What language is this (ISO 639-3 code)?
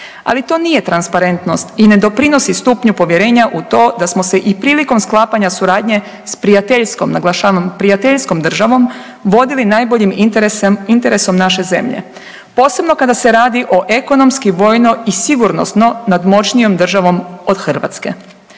hrv